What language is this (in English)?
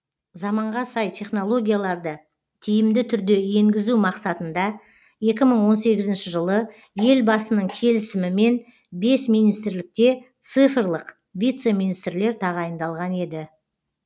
Kazakh